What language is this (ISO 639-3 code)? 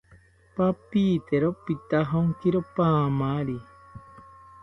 cpy